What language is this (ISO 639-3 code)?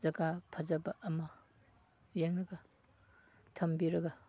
mni